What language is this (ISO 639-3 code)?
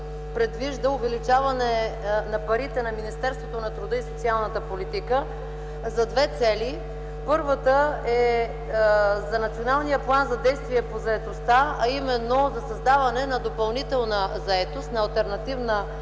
bul